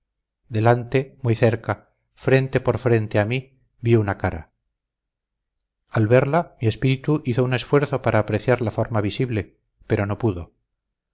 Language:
Spanish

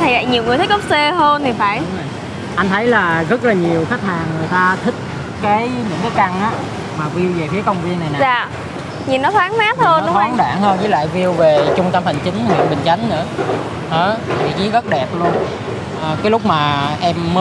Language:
Vietnamese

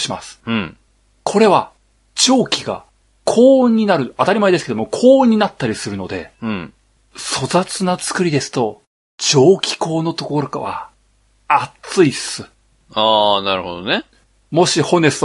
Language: Japanese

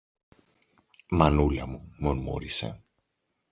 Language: Greek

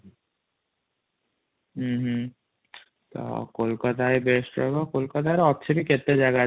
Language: Odia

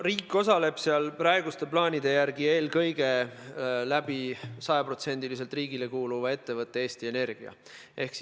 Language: Estonian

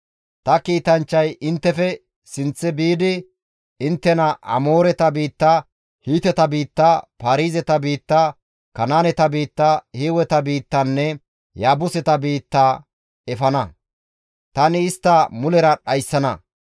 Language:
Gamo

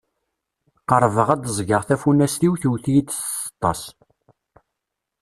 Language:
Kabyle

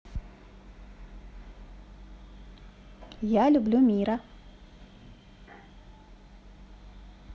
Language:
Russian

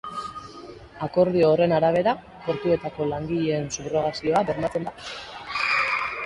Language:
Basque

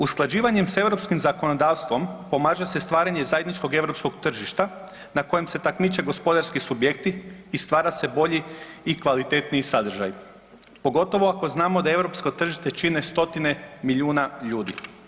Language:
Croatian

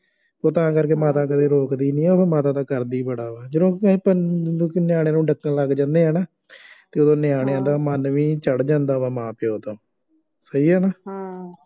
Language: Punjabi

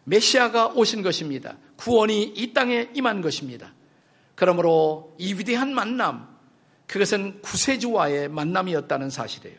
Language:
Korean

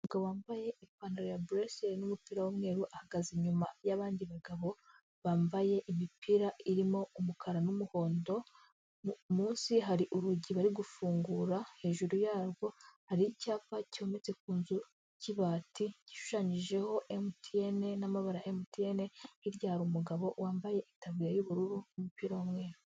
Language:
Kinyarwanda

